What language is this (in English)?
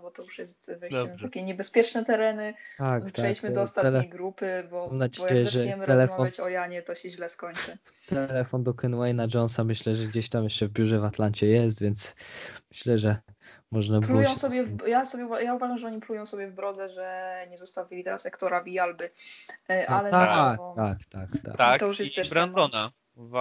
Polish